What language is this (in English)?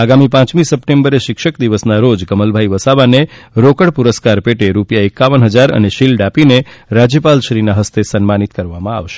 Gujarati